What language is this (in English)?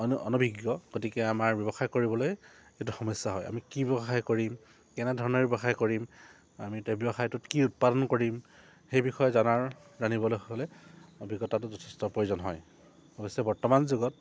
Assamese